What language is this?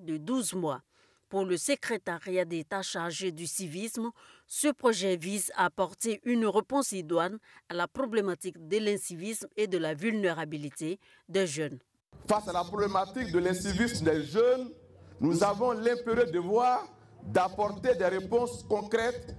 French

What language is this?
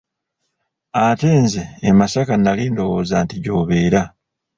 Ganda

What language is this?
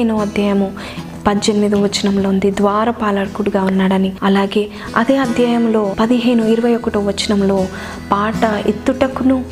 Telugu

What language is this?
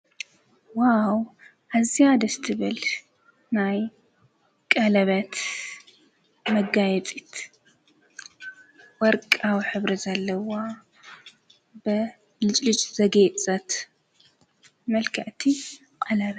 Tigrinya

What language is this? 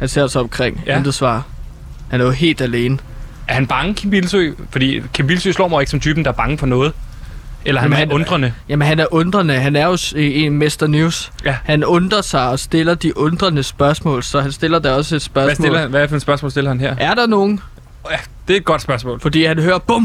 Danish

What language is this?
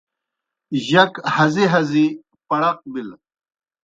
Kohistani Shina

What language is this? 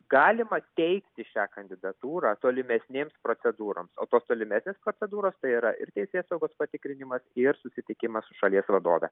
Lithuanian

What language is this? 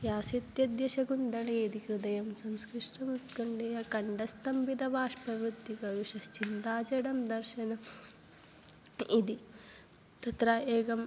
Sanskrit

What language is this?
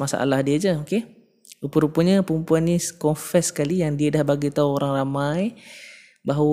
Malay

